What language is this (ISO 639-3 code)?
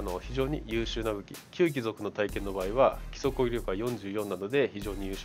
jpn